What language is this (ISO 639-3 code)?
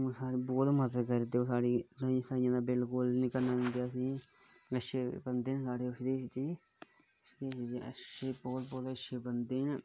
doi